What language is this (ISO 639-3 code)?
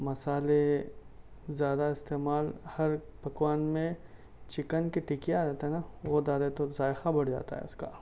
urd